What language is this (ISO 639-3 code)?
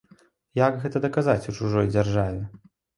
bel